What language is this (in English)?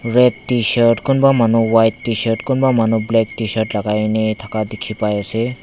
Naga Pidgin